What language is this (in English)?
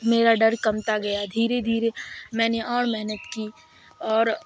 Urdu